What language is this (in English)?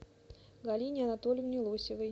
Russian